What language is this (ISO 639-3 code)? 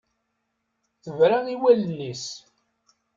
kab